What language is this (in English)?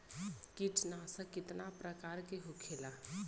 Bhojpuri